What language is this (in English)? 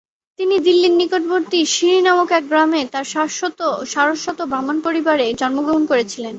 Bangla